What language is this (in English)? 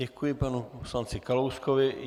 Czech